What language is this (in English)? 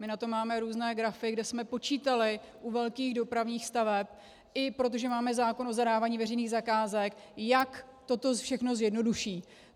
Czech